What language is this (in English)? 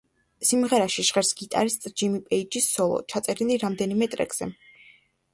Georgian